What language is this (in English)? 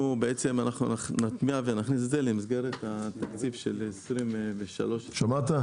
Hebrew